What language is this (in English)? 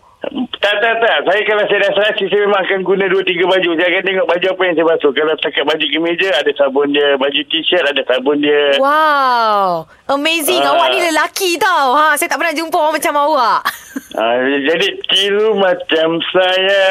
Malay